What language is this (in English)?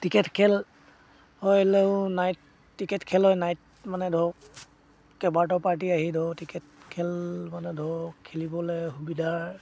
Assamese